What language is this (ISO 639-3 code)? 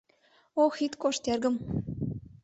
chm